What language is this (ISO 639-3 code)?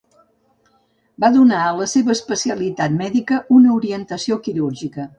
cat